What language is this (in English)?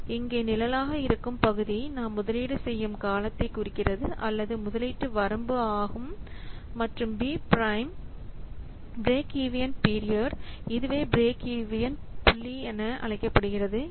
Tamil